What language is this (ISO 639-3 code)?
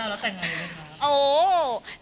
tha